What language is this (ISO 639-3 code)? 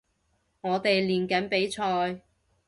yue